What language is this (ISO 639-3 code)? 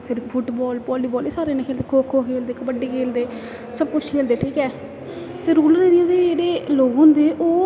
doi